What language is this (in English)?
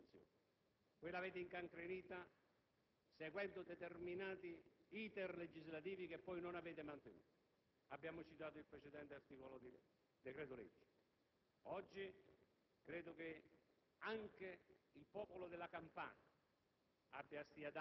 Italian